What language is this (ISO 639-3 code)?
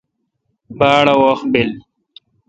xka